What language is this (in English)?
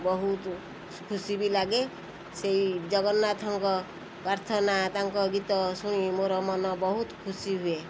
Odia